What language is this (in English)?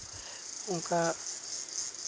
Santali